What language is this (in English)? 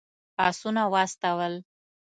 Pashto